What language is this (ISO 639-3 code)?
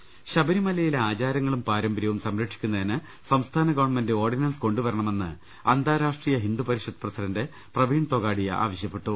mal